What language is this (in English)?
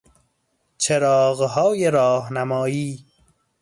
Persian